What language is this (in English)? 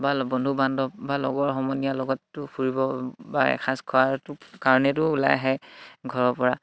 Assamese